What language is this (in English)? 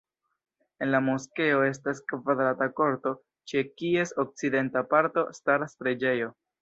Esperanto